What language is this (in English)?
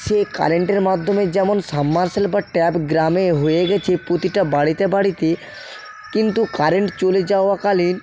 Bangla